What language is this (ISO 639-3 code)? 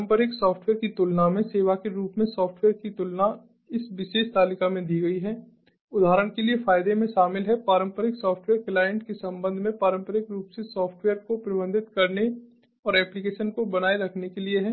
hin